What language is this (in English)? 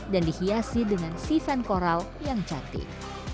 Indonesian